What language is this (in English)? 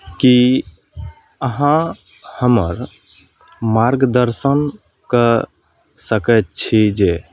Maithili